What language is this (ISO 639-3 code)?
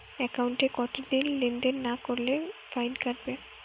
ben